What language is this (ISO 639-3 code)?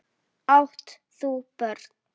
isl